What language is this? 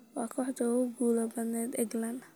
Somali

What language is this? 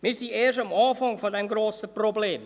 Swiss German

